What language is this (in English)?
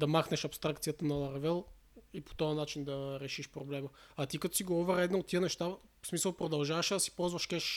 Bulgarian